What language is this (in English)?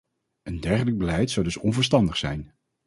Dutch